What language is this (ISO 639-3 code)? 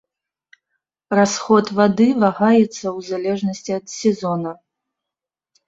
bel